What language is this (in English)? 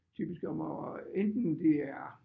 Danish